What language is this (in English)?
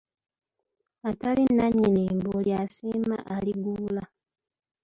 Ganda